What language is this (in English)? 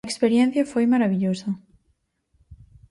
Galician